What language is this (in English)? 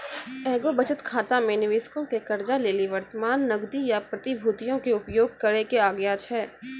Maithili